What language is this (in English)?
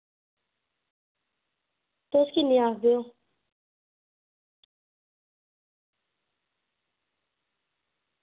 Dogri